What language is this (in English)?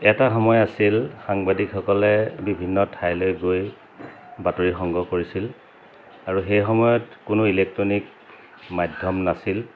Assamese